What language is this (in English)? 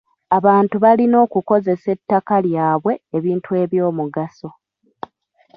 Ganda